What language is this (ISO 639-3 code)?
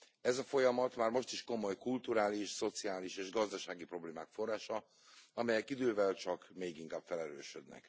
hun